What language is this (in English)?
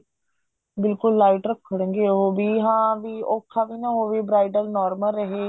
Punjabi